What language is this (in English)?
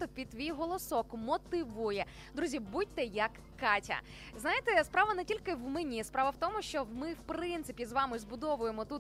Ukrainian